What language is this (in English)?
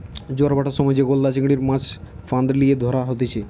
Bangla